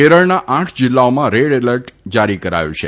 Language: Gujarati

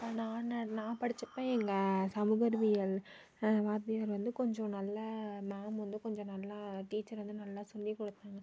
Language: Tamil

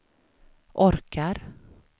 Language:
Swedish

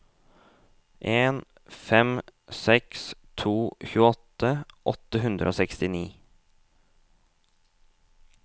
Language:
Norwegian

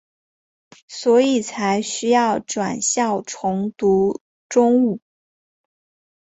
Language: Chinese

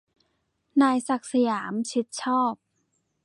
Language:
Thai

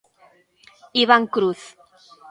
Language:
Galician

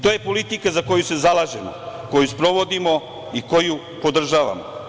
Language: Serbian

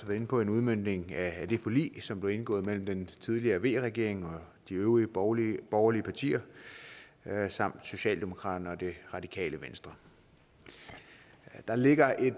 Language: Danish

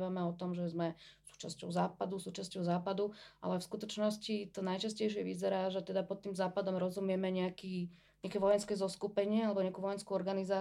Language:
Slovak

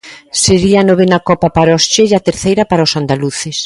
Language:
Galician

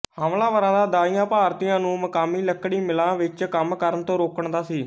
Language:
Punjabi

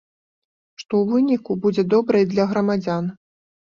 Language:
Belarusian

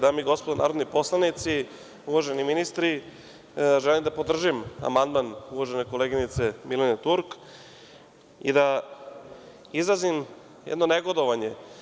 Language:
Serbian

